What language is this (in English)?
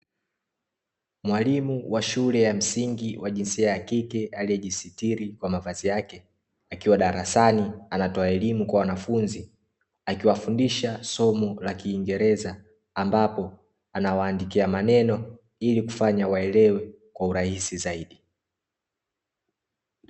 Swahili